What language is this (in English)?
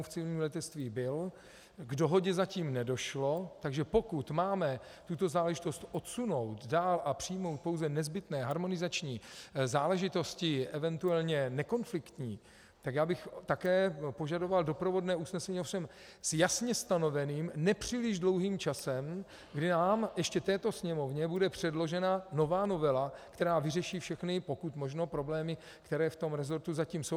Czech